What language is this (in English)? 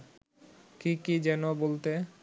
Bangla